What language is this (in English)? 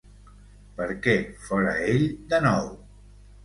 Catalan